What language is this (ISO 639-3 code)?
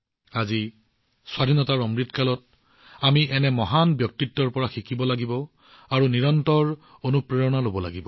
asm